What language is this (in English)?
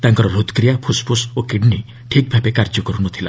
Odia